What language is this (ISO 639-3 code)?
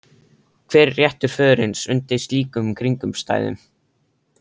isl